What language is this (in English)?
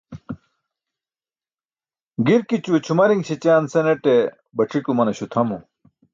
Burushaski